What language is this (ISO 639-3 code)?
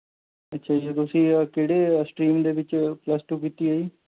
pan